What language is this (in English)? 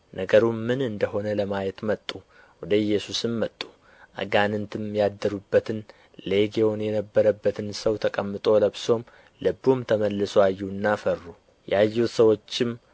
Amharic